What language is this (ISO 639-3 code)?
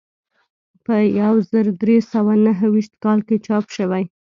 pus